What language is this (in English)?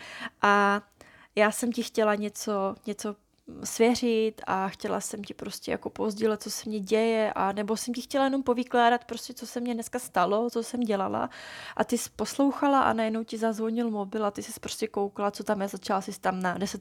Czech